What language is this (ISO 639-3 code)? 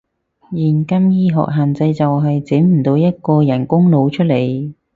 yue